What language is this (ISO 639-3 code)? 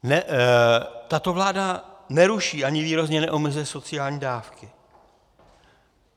ces